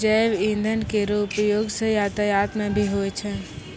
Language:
Maithili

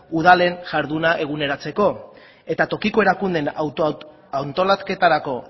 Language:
Basque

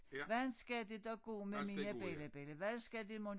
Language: Danish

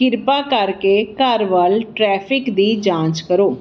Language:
Punjabi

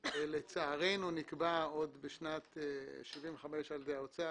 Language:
Hebrew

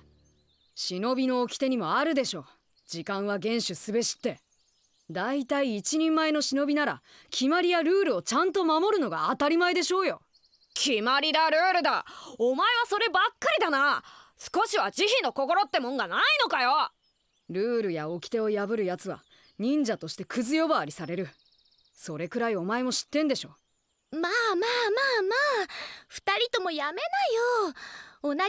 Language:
Japanese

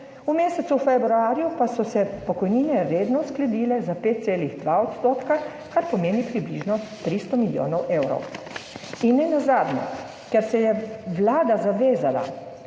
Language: Slovenian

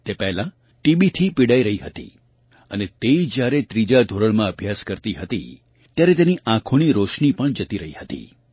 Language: Gujarati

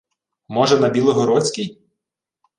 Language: Ukrainian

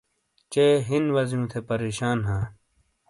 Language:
Shina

